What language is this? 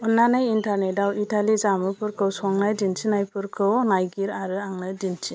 Bodo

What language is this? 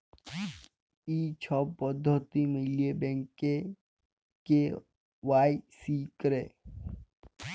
Bangla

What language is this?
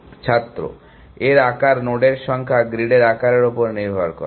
Bangla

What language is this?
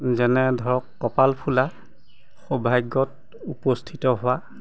Assamese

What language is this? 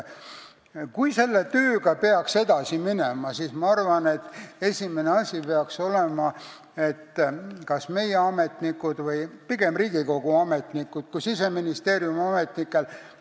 Estonian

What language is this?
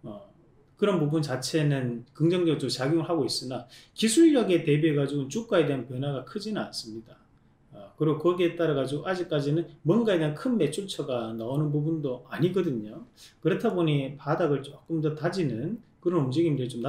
Korean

